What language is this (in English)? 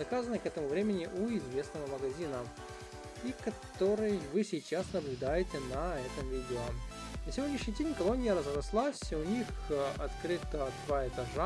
Russian